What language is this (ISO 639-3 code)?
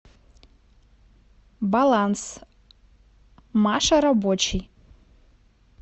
rus